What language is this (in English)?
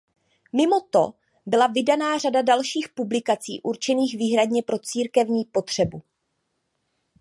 Czech